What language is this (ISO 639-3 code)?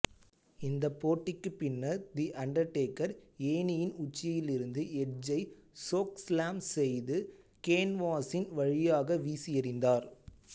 tam